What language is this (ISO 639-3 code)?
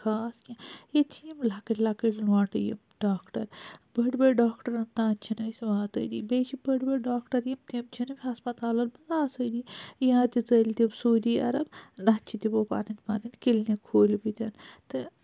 kas